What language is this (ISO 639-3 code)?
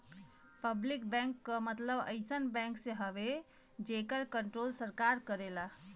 bho